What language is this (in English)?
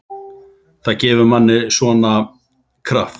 Icelandic